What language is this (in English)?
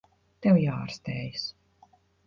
Latvian